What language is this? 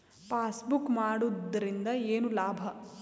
Kannada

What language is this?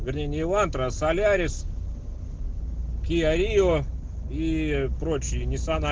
Russian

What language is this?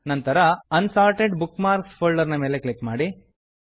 Kannada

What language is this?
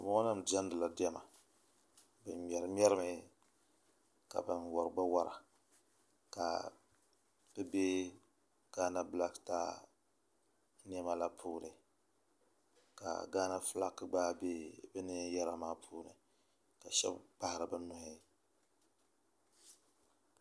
Dagbani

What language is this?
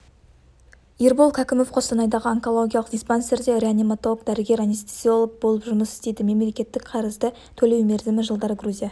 Kazakh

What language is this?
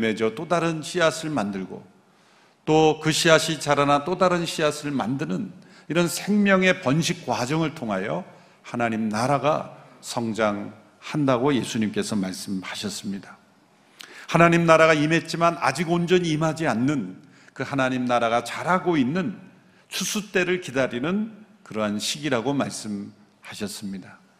Korean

